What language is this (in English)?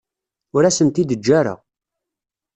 Kabyle